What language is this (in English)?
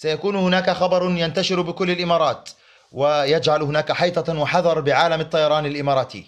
Arabic